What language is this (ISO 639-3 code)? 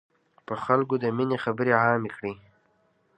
pus